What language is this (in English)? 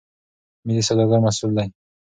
Pashto